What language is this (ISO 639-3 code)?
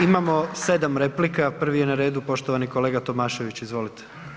hrv